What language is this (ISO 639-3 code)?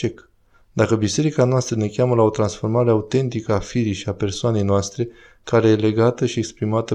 ron